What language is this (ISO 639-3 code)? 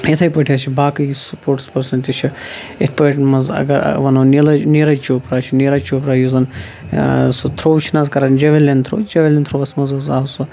kas